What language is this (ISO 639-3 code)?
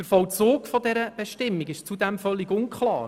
gsw